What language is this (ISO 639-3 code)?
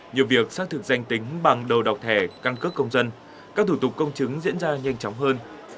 vie